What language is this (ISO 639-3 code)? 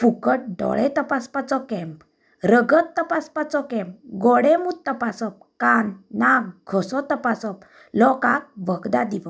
kok